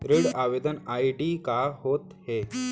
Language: Chhattisgarhi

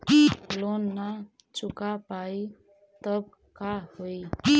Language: Magahi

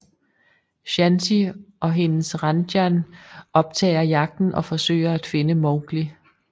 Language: Danish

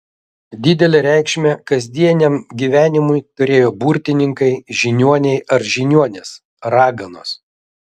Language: Lithuanian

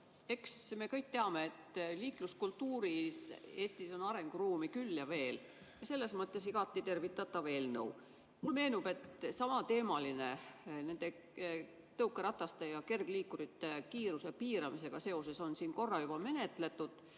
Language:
Estonian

